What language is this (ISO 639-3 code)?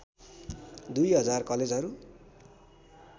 nep